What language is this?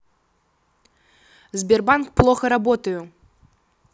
Russian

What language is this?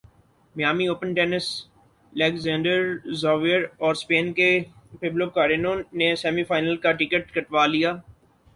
Urdu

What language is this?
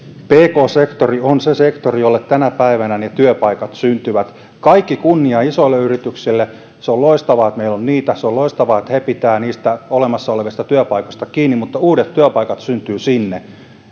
Finnish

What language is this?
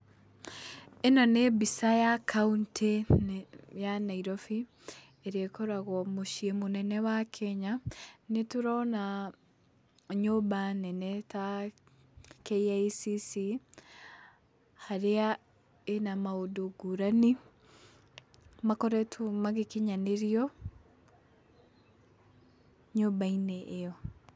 Kikuyu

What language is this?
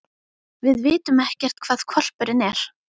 Icelandic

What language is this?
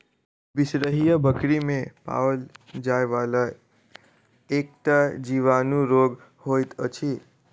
Maithili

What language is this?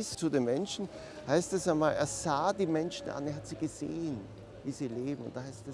German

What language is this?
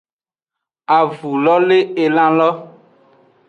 Aja (Benin)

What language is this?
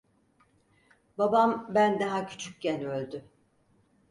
Turkish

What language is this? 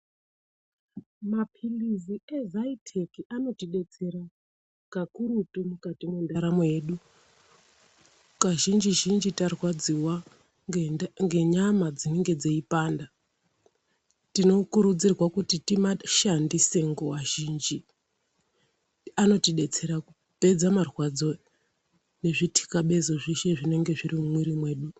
Ndau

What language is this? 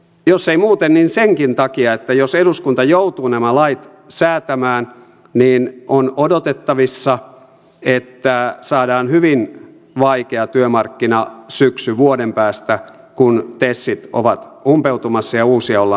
Finnish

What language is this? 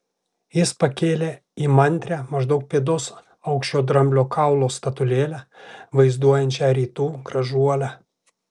Lithuanian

